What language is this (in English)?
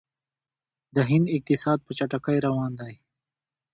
Pashto